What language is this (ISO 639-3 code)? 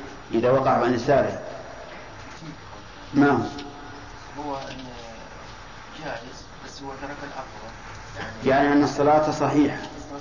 ara